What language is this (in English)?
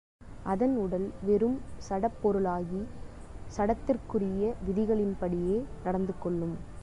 Tamil